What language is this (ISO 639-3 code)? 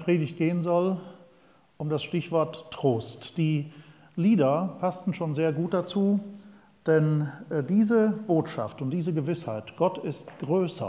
deu